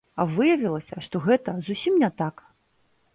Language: Belarusian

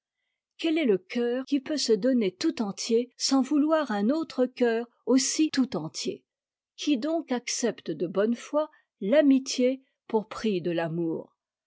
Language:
French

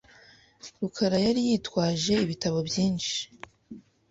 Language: Kinyarwanda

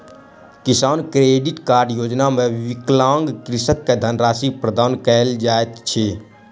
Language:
Maithili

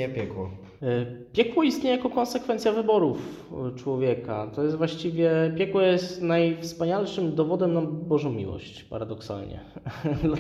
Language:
Polish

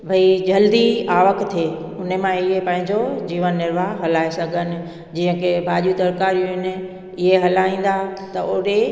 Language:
Sindhi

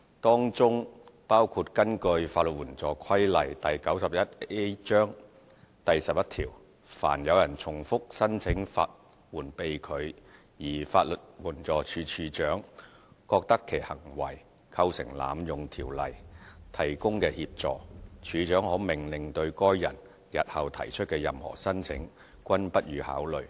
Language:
Cantonese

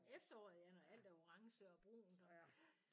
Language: Danish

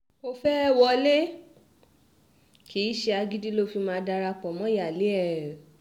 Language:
Yoruba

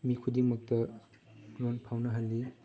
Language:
Manipuri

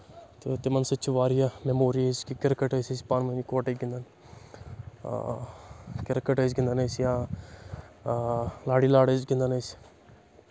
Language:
Kashmiri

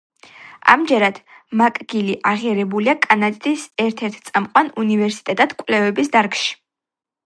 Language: Georgian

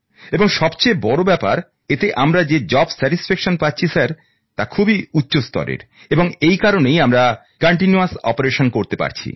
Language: Bangla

